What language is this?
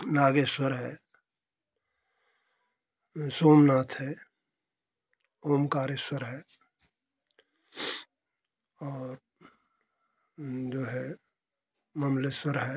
Hindi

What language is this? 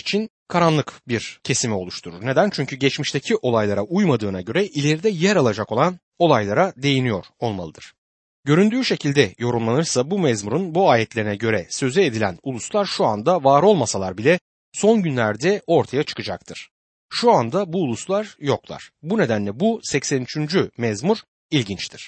Turkish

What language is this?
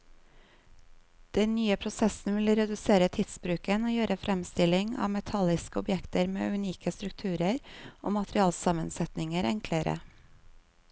Norwegian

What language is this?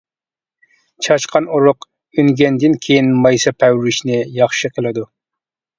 Uyghur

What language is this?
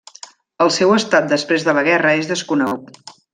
Catalan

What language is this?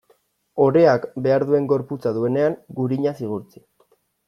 Basque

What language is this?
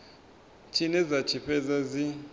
Venda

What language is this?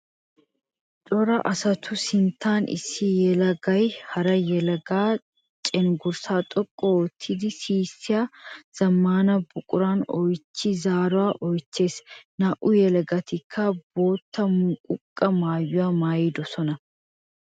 Wolaytta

